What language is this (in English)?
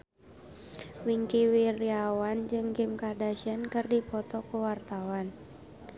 Sundanese